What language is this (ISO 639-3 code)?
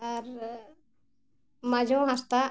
sat